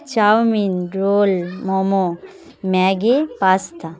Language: Bangla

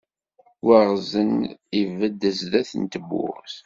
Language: Kabyle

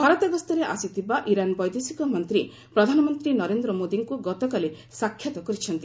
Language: Odia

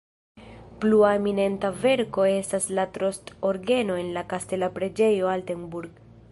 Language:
Esperanto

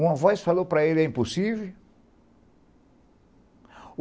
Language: Portuguese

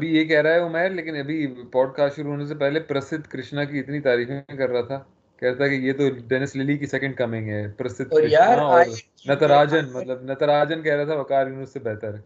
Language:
Urdu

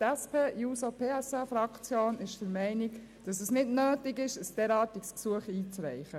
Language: Swiss German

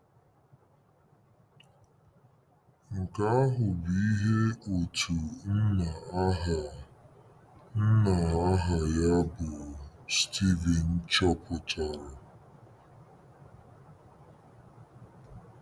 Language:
Igbo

